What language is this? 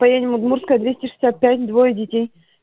Russian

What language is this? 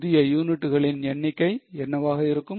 Tamil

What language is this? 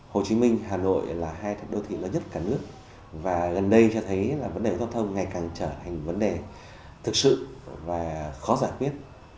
Vietnamese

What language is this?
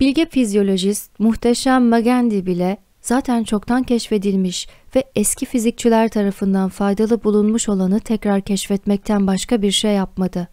Turkish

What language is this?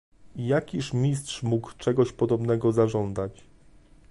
Polish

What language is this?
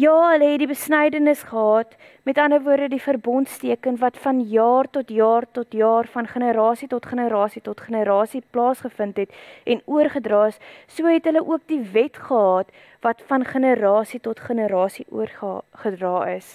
Dutch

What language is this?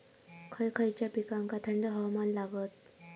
Marathi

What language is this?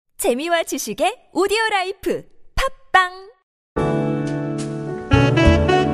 Korean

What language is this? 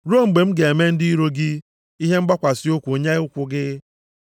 Igbo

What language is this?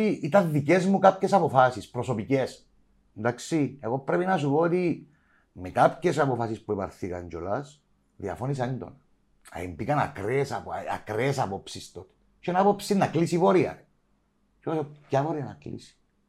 Greek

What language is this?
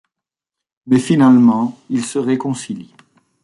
French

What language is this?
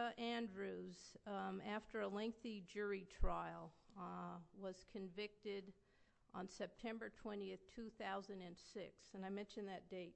English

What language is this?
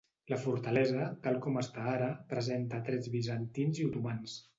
Catalan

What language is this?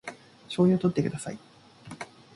Japanese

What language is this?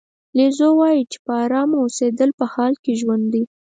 Pashto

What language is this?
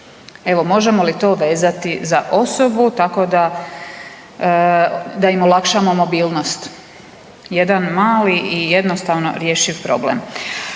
Croatian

